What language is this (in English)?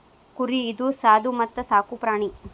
Kannada